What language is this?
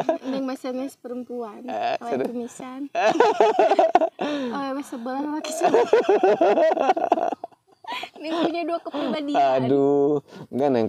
Indonesian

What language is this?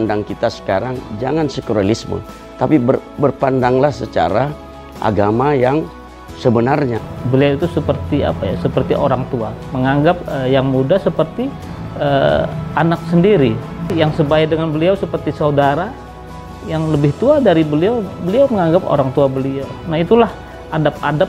Indonesian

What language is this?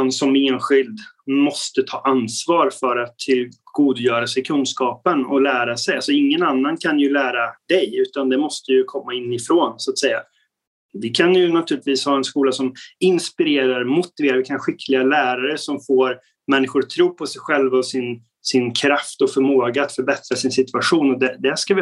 Swedish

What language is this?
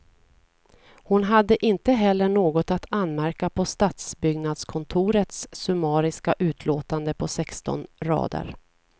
Swedish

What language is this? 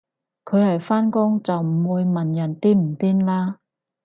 Cantonese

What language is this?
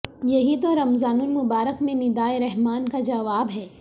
Urdu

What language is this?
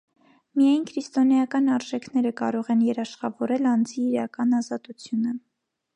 Armenian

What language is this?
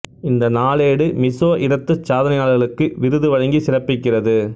Tamil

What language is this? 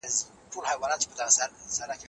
Pashto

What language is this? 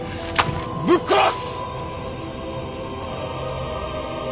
Japanese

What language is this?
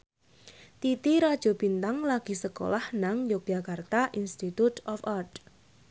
Javanese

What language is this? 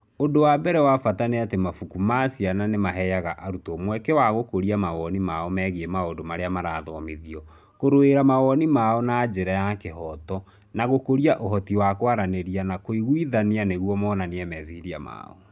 Kikuyu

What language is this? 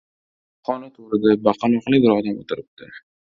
Uzbek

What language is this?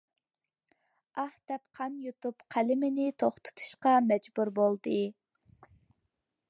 Uyghur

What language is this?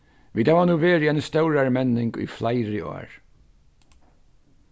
Faroese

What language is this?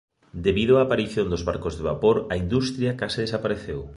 Galician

